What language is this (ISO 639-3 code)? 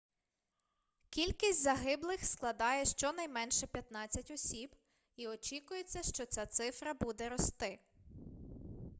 ukr